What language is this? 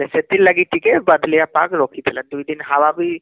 Odia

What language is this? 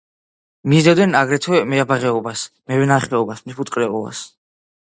Georgian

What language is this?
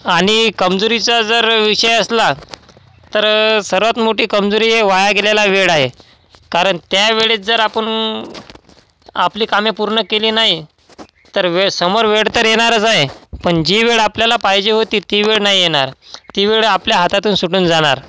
Marathi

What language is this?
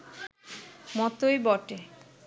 Bangla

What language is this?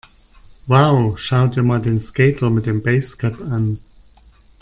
German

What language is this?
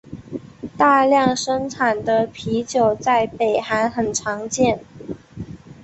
Chinese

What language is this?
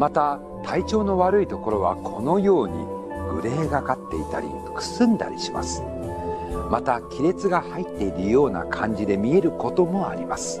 Japanese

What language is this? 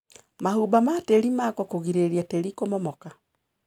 Kikuyu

